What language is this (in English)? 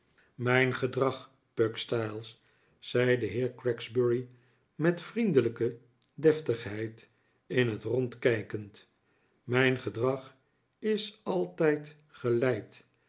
Dutch